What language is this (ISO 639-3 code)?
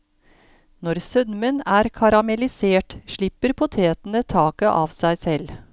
nor